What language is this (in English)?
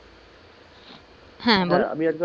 Bangla